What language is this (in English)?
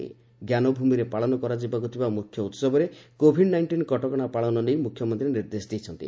Odia